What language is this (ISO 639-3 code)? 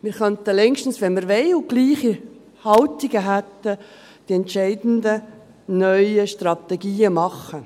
gsw